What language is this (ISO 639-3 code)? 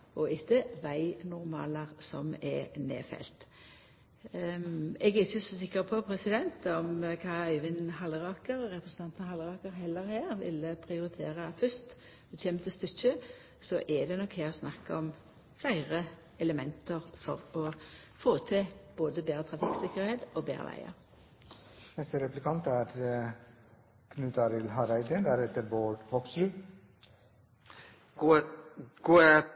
nno